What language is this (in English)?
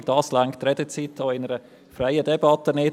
Swiss German